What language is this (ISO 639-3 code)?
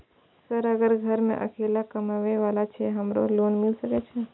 mai